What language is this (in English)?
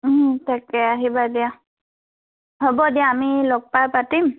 Assamese